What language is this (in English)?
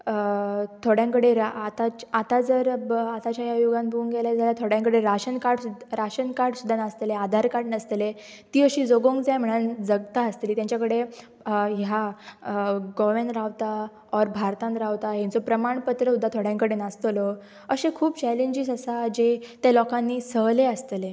Konkani